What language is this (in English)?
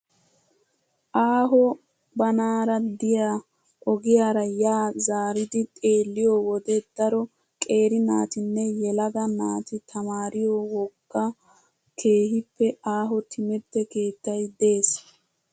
Wolaytta